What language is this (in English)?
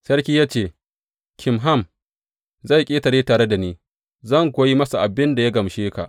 Hausa